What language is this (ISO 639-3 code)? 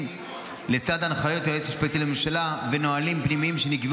heb